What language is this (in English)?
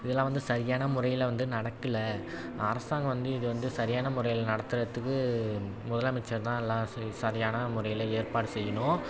Tamil